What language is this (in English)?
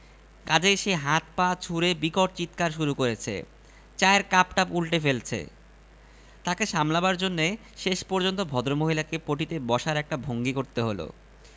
Bangla